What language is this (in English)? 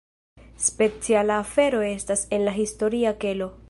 Esperanto